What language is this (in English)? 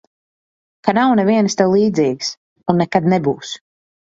Latvian